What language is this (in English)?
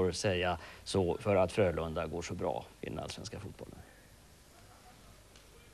Swedish